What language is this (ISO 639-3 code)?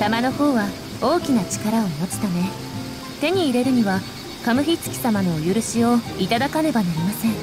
jpn